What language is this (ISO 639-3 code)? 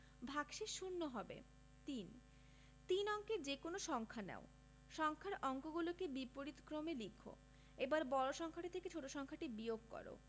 ben